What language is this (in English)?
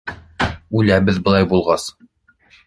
Bashkir